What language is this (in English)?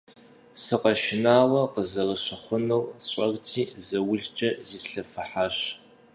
Kabardian